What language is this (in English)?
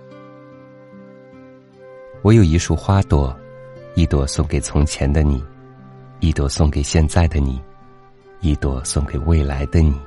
Chinese